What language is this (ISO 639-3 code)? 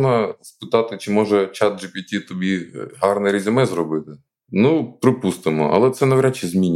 ukr